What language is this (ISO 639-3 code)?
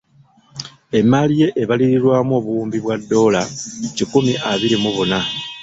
lug